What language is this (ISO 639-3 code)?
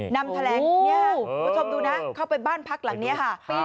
tha